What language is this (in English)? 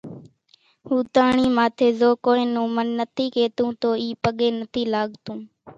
Kachi Koli